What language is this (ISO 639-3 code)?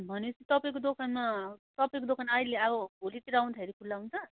nep